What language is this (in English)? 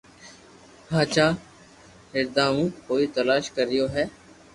Loarki